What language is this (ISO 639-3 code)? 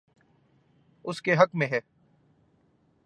urd